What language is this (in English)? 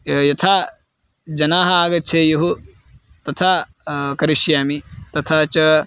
Sanskrit